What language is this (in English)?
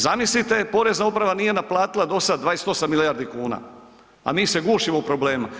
Croatian